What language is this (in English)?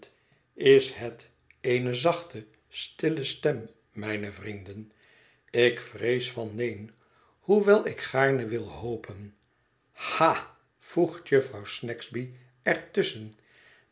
Dutch